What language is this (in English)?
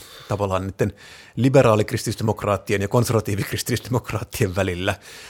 Finnish